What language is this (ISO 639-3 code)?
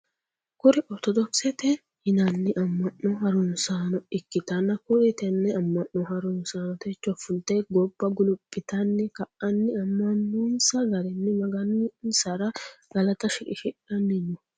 sid